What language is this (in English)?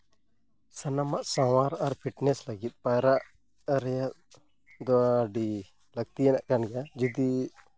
Santali